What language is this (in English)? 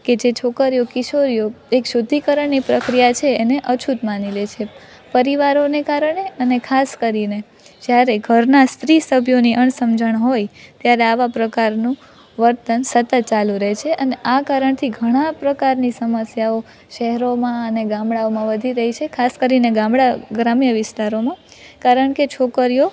Gujarati